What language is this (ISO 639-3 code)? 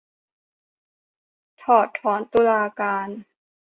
tha